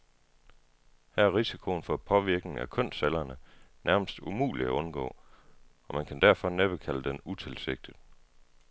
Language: Danish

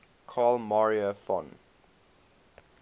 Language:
English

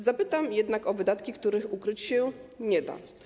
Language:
Polish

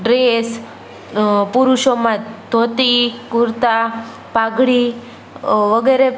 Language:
Gujarati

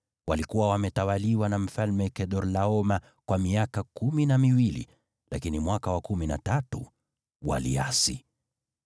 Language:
Swahili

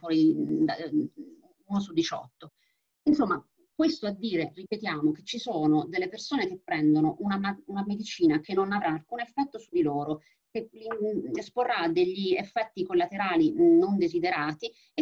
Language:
Italian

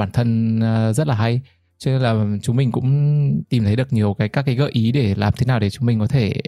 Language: Vietnamese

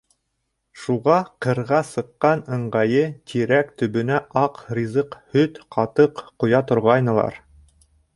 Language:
Bashkir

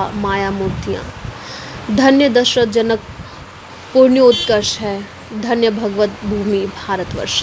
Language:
Hindi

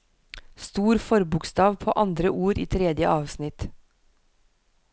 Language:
Norwegian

